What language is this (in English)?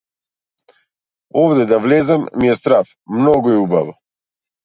Macedonian